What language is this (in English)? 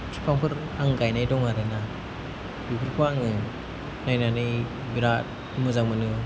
Bodo